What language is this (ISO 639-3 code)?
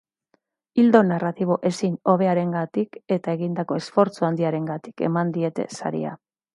eus